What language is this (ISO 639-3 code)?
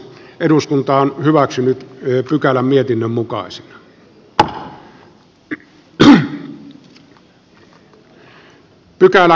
fin